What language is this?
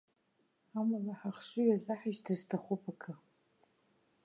Abkhazian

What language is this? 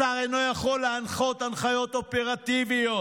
Hebrew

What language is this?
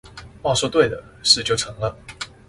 Chinese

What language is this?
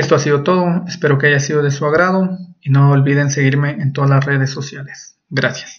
Spanish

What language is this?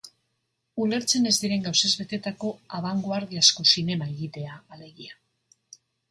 Basque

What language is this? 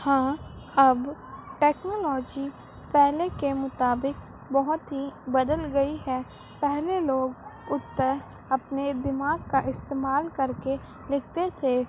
Urdu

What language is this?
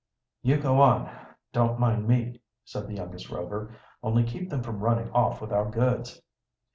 English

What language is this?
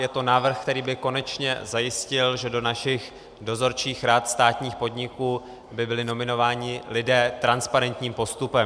Czech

